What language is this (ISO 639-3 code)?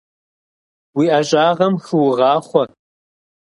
kbd